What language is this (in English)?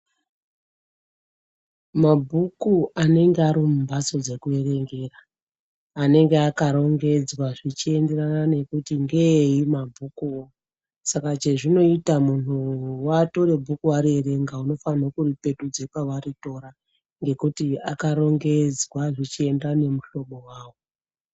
Ndau